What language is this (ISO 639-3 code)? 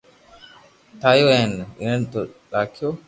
lrk